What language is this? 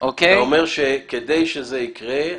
Hebrew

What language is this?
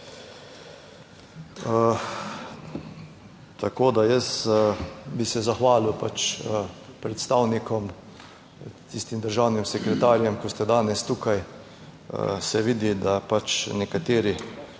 Slovenian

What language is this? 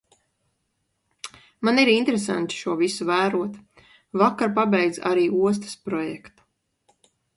Latvian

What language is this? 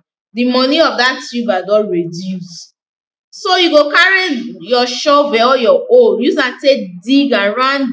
Nigerian Pidgin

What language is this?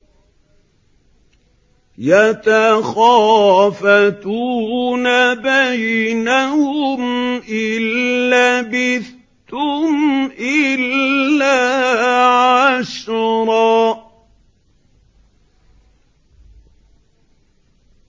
Arabic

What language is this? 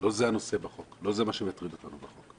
Hebrew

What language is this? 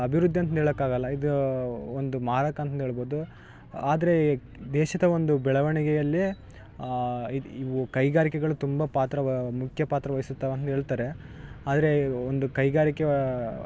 Kannada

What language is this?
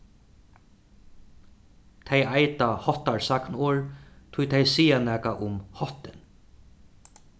Faroese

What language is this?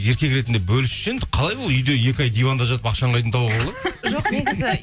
Kazakh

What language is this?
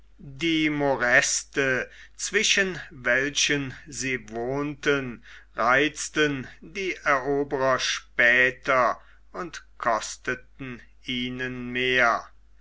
German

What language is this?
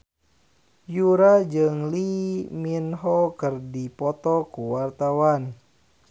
Sundanese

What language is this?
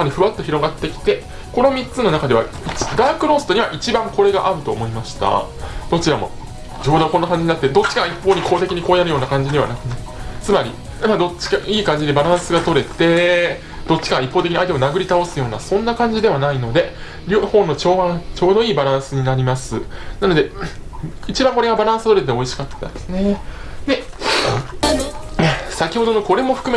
Japanese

